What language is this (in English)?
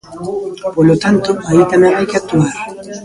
Galician